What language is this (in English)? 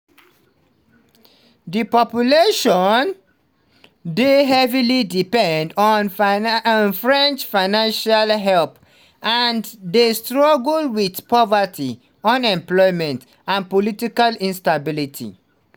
Nigerian Pidgin